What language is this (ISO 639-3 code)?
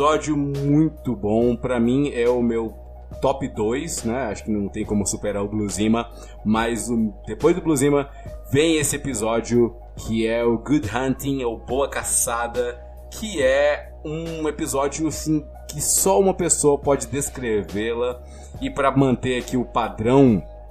por